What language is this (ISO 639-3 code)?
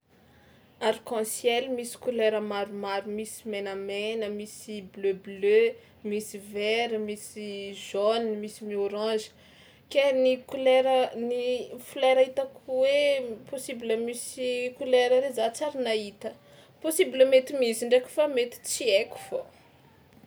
xmw